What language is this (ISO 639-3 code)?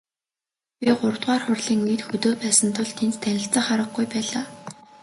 mon